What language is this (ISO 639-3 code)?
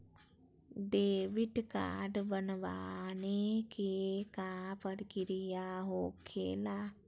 mag